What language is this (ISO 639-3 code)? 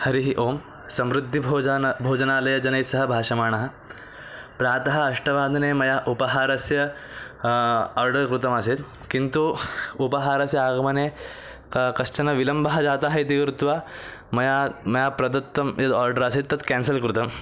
san